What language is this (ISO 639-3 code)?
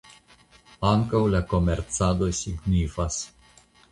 epo